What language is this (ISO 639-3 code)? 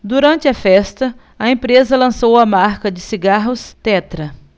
por